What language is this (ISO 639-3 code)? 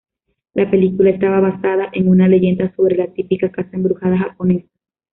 spa